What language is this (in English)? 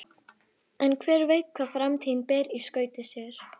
Icelandic